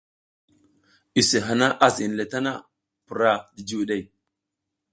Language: South Giziga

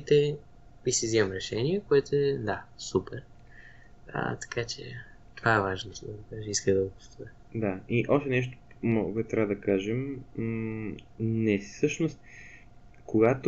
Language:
Bulgarian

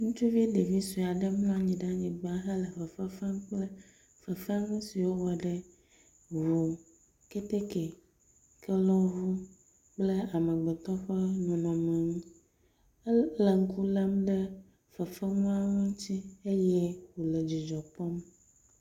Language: Ewe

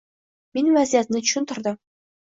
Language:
Uzbek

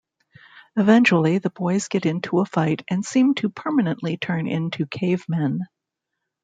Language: English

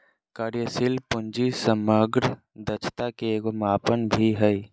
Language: Magahi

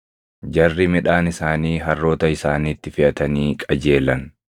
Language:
Oromo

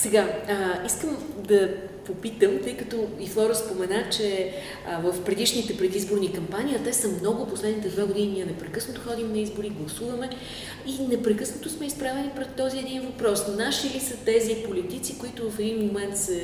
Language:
Bulgarian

